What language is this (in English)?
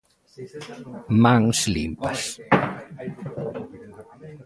Galician